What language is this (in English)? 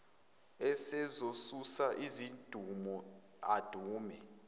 Zulu